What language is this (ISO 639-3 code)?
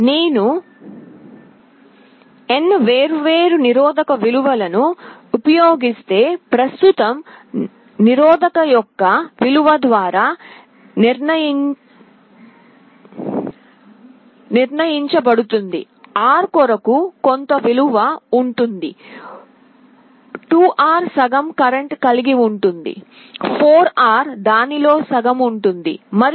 tel